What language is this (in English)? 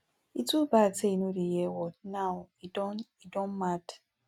Nigerian Pidgin